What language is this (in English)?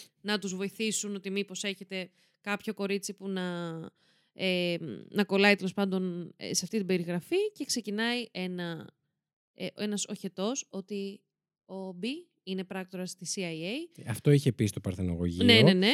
Greek